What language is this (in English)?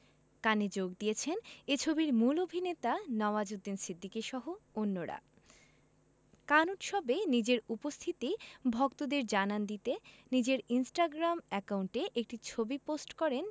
Bangla